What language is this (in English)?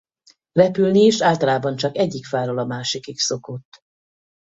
Hungarian